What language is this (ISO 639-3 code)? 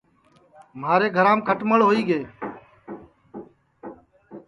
ssi